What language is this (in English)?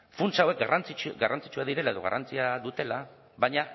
Basque